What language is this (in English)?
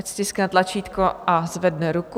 Czech